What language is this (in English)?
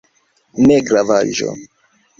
Esperanto